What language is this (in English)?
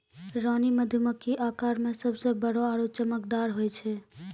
Maithili